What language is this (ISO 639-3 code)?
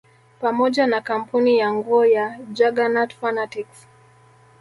swa